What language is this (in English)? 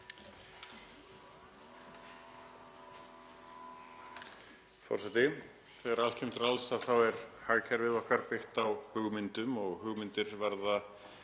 Icelandic